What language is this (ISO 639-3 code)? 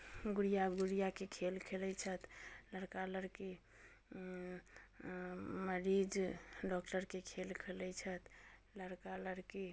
mai